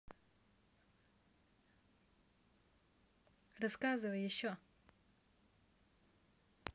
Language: Russian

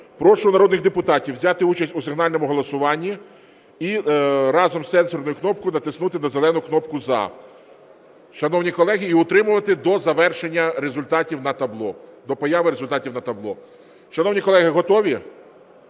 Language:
Ukrainian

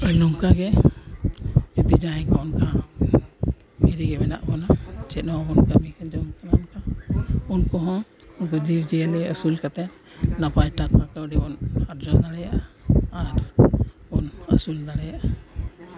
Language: Santali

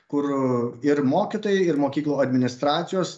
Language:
Lithuanian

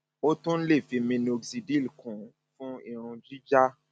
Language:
Yoruba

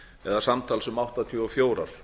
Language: Icelandic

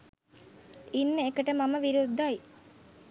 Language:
Sinhala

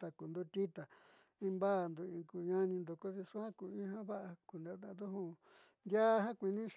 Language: Southeastern Nochixtlán Mixtec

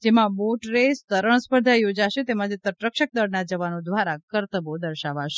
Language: Gujarati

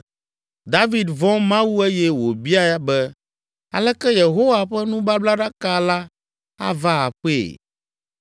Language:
Ewe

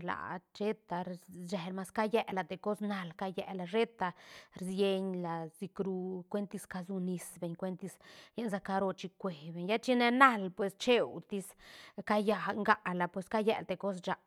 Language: Santa Catarina Albarradas Zapotec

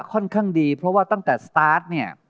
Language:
Thai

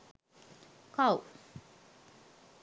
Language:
Sinhala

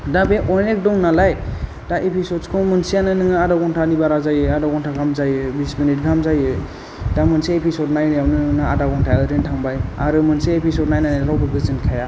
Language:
Bodo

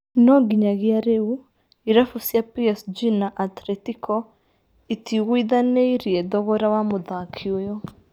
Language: Kikuyu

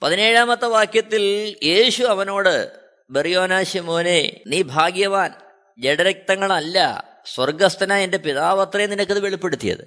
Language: Malayalam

